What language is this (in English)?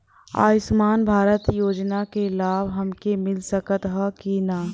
Bhojpuri